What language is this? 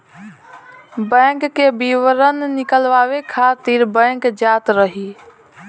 Bhojpuri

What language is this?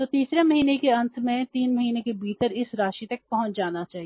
Hindi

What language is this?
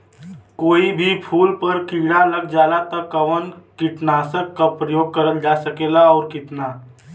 Bhojpuri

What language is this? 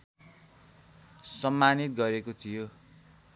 Nepali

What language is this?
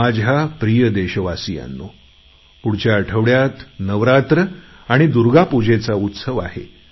Marathi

